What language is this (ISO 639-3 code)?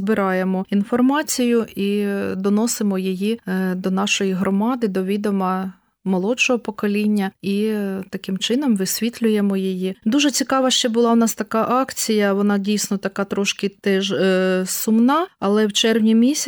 ukr